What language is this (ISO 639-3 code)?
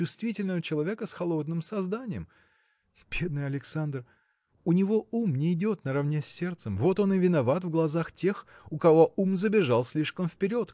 rus